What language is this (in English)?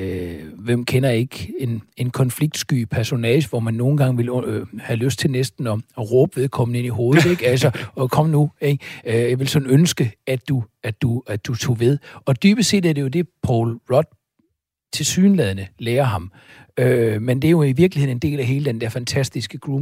Danish